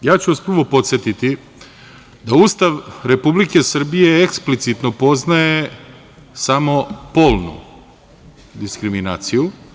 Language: Serbian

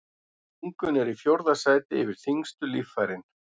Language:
Icelandic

